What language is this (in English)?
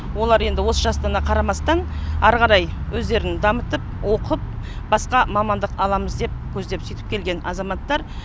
Kazakh